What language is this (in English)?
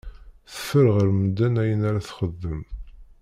Kabyle